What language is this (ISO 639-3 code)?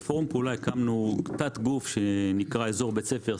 heb